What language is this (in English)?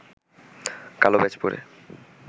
Bangla